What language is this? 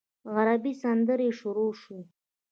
Pashto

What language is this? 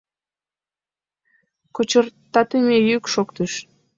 Mari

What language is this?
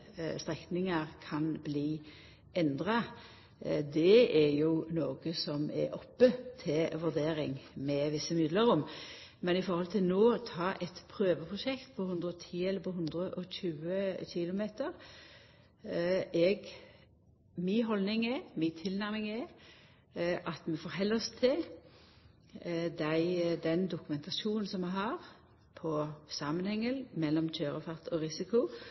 Norwegian Nynorsk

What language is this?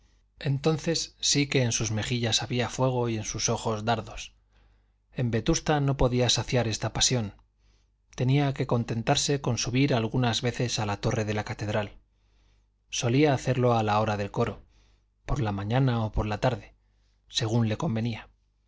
Spanish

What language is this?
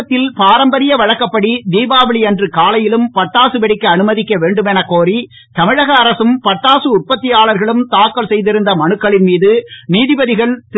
Tamil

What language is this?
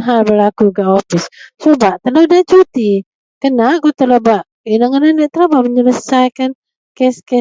Central Melanau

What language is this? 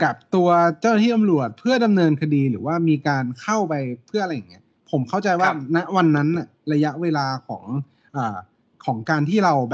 Thai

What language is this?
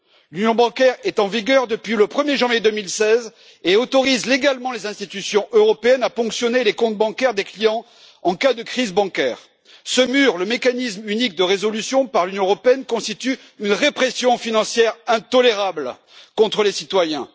French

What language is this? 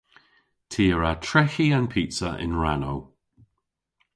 Cornish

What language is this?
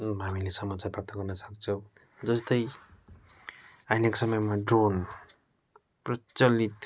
Nepali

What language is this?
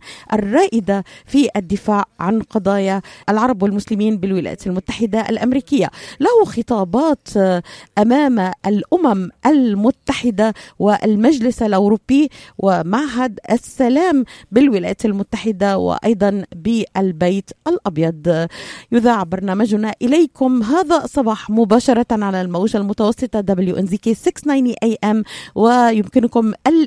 Arabic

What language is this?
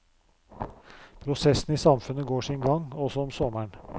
Norwegian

